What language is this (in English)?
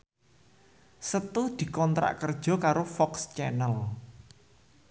Javanese